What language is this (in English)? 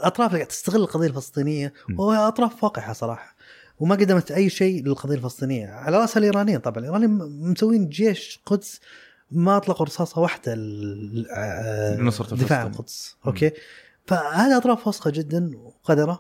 Arabic